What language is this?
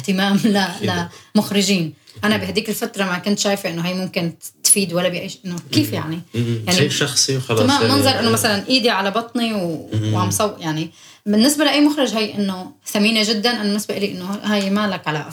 Arabic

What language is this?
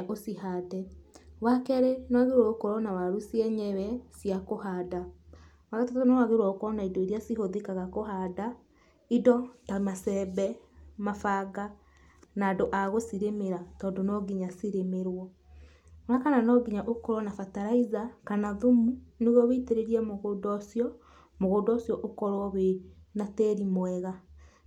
Kikuyu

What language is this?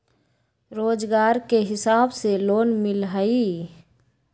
Magahi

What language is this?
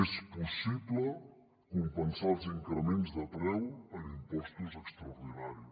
Catalan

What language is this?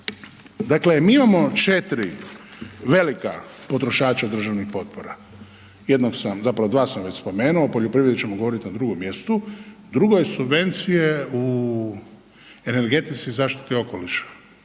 Croatian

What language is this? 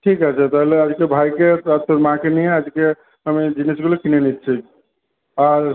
Bangla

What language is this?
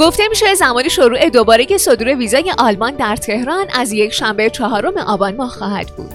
Persian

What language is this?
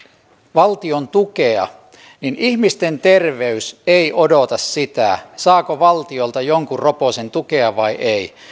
Finnish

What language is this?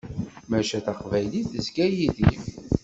Kabyle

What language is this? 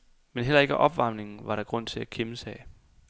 Danish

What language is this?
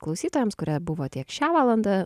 Lithuanian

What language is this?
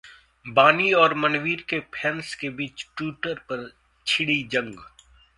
Hindi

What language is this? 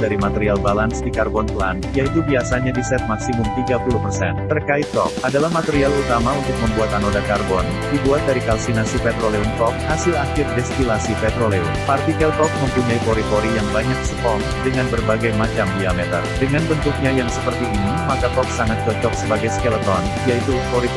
Indonesian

